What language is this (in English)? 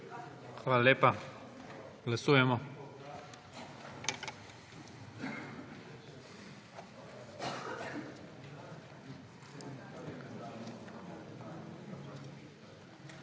Slovenian